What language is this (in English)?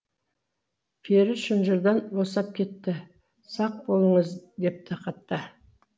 Kazakh